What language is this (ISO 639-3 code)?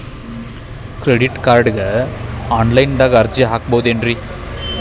kan